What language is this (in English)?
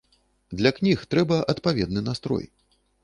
Belarusian